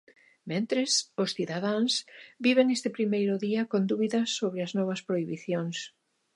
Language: Galician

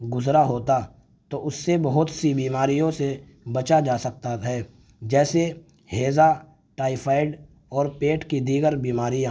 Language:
Urdu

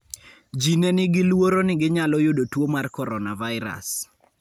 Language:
Luo (Kenya and Tanzania)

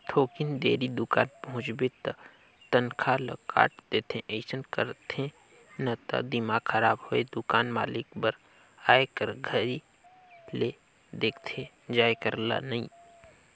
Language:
Chhattisgarhi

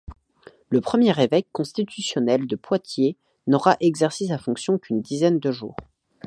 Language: French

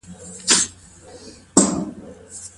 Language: Pashto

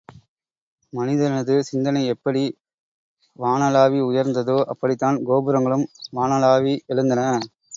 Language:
Tamil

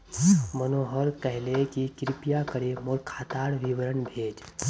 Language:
Magahi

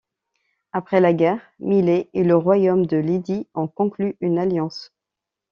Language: French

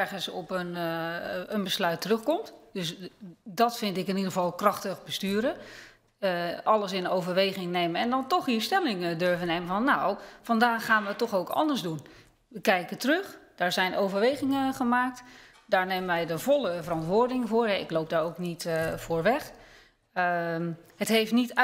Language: Dutch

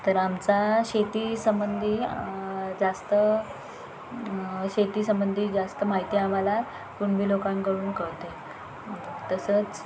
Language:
Marathi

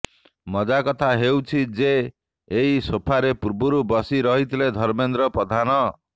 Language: Odia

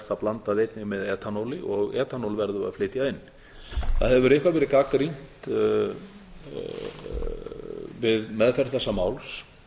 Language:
Icelandic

